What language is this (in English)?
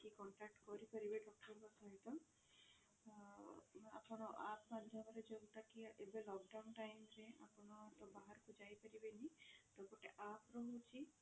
Odia